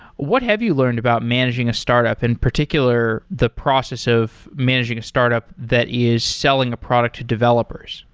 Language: English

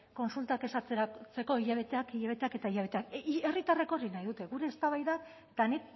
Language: Basque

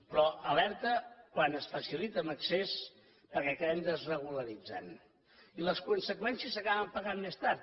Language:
Catalan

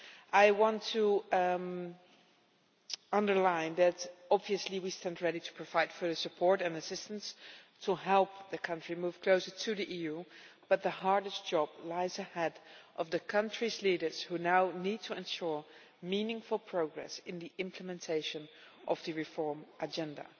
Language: English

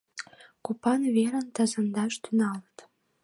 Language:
Mari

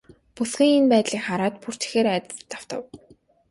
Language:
Mongolian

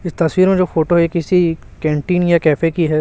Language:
Hindi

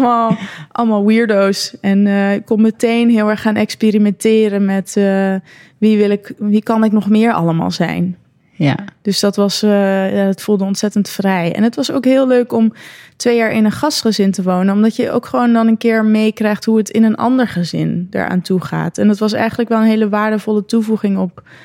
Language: Dutch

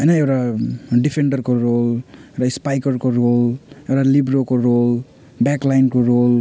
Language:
Nepali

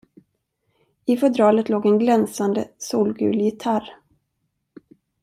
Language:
Swedish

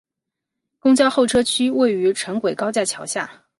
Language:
Chinese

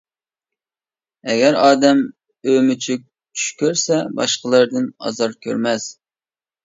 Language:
Uyghur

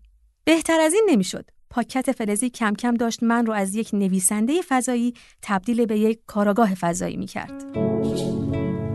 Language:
Persian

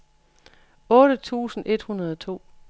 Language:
Danish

